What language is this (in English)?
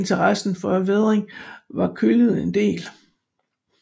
Danish